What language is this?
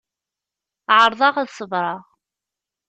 Kabyle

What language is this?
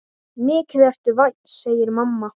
Icelandic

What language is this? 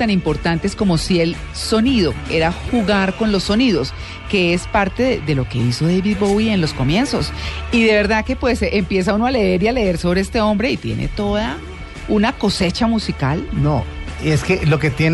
Spanish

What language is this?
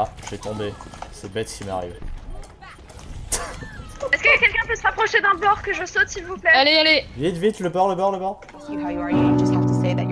French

